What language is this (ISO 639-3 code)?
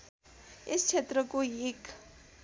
nep